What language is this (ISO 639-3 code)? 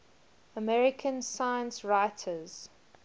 eng